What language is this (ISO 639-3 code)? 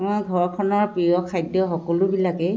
asm